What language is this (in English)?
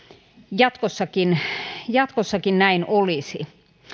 Finnish